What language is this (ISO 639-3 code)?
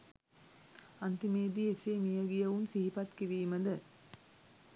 sin